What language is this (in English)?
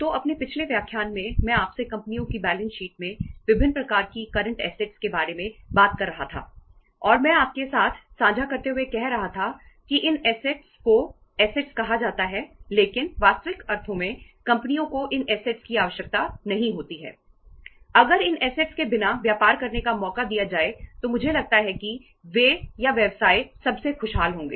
Hindi